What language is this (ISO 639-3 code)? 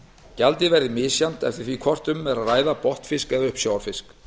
isl